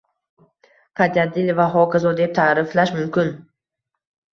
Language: Uzbek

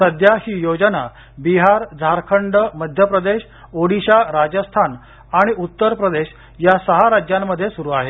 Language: Marathi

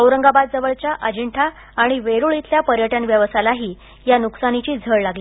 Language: Marathi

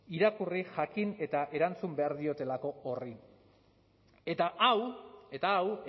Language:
Basque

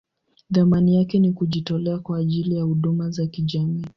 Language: Swahili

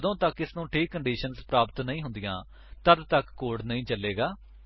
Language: Punjabi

